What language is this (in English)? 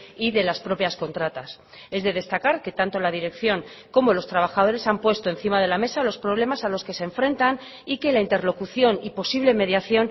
Spanish